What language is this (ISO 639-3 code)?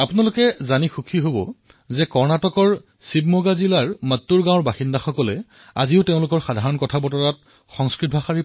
asm